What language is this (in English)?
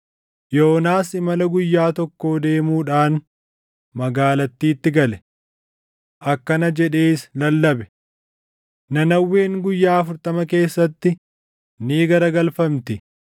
Oromo